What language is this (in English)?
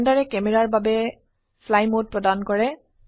Assamese